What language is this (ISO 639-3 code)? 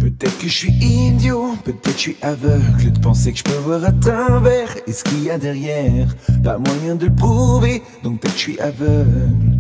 fra